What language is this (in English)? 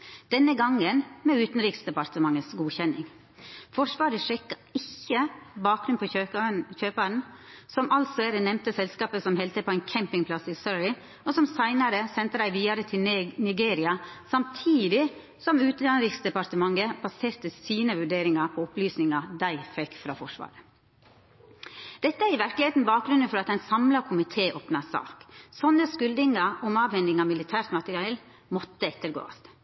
Norwegian Nynorsk